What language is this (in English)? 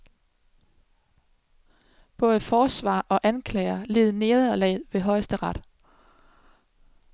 Danish